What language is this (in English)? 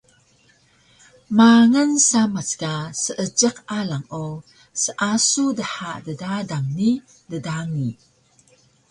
Taroko